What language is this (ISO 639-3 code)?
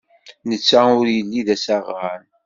kab